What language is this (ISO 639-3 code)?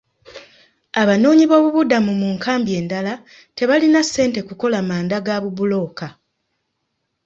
lug